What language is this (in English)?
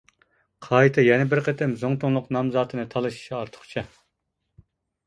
Uyghur